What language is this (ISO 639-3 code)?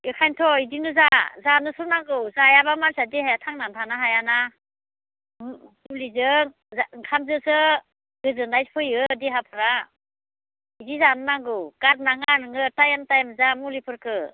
brx